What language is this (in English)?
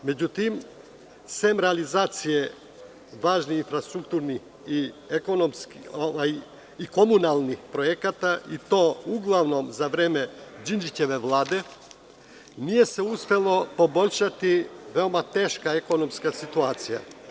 Serbian